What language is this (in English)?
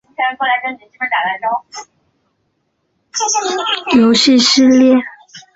Chinese